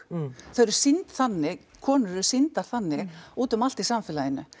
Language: Icelandic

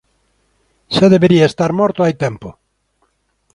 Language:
Galician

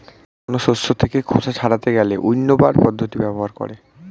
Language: Bangla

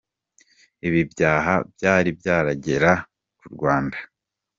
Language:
Kinyarwanda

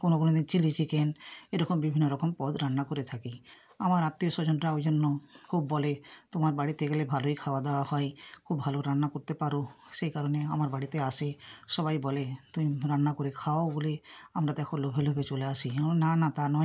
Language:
Bangla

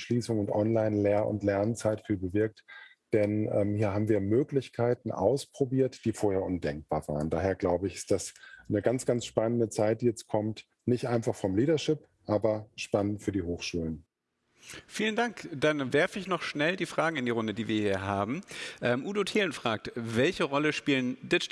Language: German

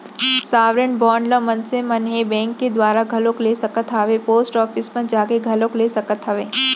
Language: Chhattisgarhi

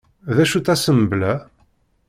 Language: Kabyle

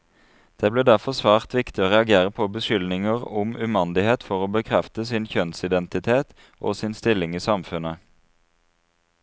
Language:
Norwegian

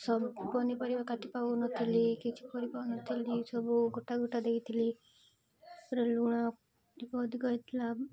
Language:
Odia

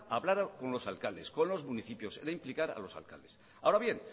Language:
Spanish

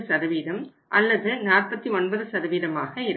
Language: Tamil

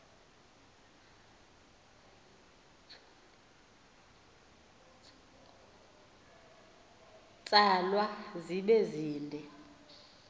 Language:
Xhosa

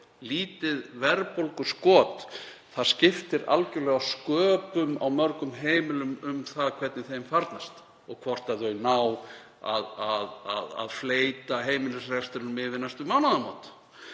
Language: Icelandic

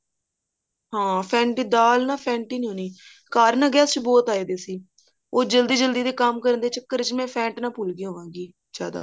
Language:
Punjabi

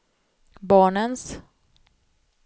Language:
Swedish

